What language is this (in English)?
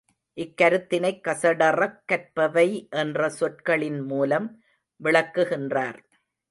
Tamil